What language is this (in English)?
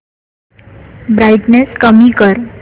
Marathi